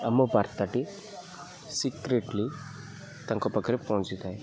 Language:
Odia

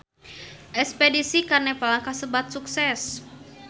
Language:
Sundanese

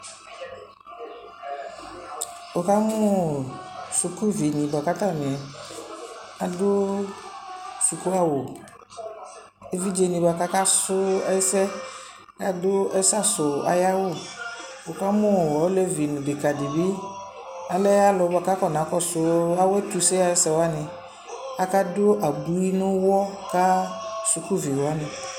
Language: Ikposo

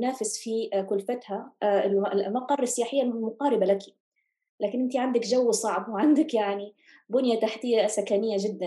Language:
Arabic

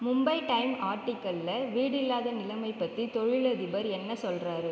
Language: Tamil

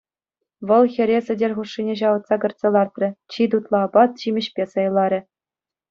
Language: Chuvash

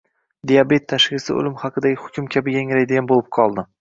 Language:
Uzbek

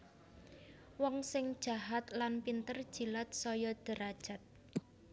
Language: Javanese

